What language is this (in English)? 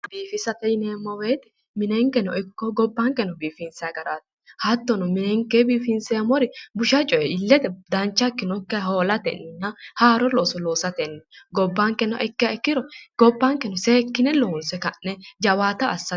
Sidamo